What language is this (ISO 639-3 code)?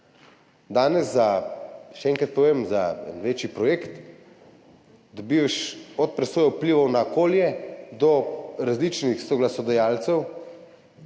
slv